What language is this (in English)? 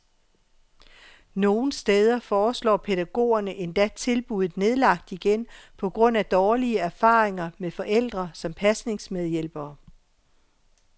Danish